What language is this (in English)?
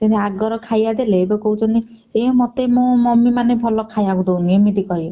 Odia